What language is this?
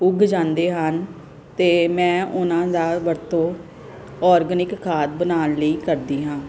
Punjabi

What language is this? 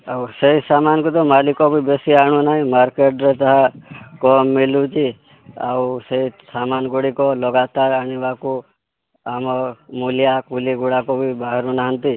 Odia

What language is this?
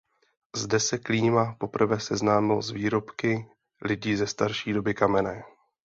Czech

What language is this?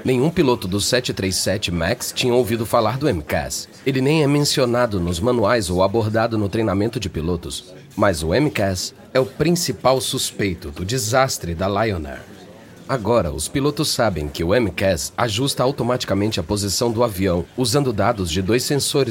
Portuguese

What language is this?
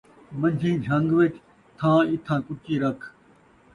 Saraiki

